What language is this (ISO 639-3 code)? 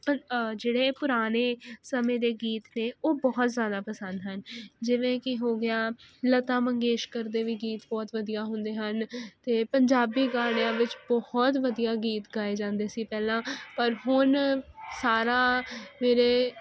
pan